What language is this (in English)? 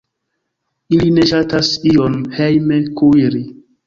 Esperanto